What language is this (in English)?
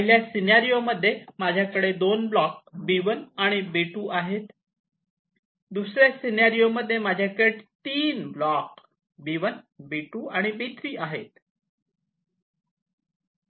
Marathi